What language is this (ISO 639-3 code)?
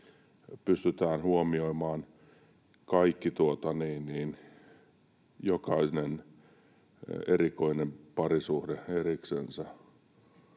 fin